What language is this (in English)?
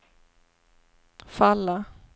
Swedish